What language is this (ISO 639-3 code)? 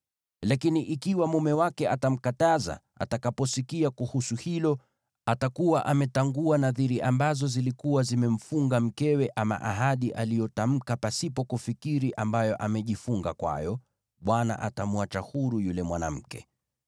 swa